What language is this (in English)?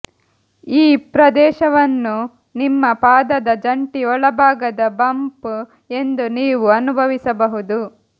Kannada